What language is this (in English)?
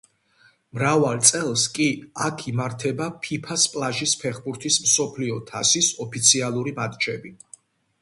Georgian